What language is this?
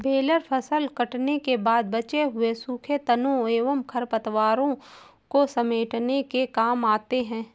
Hindi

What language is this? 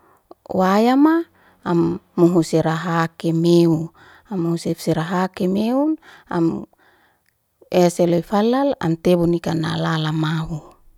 Liana-Seti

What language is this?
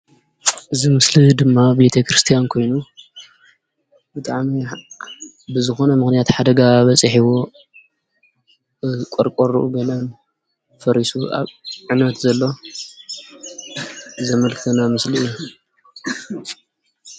Tigrinya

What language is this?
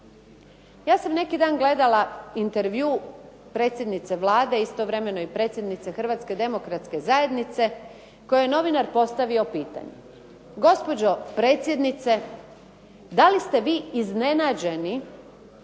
Croatian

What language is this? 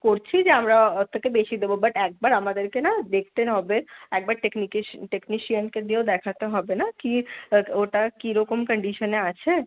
Bangla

